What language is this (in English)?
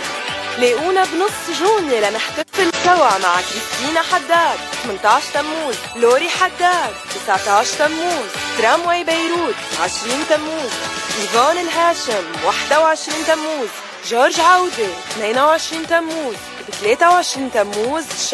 Arabic